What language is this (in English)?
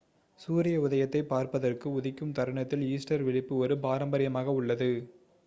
Tamil